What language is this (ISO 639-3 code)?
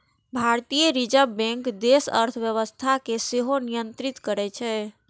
mai